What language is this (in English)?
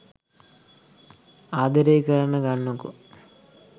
Sinhala